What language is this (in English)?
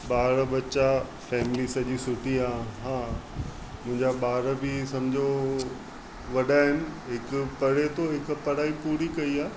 Sindhi